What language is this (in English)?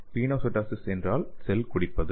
Tamil